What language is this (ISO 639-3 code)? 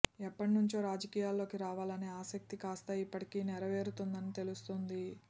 tel